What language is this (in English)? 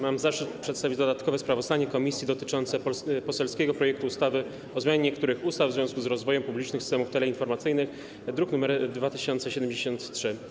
Polish